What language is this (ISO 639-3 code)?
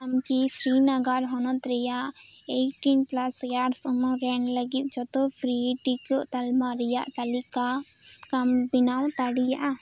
sat